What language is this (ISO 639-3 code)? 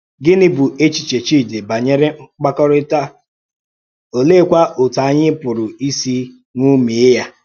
ibo